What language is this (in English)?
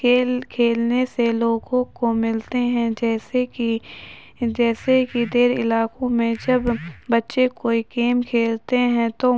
Urdu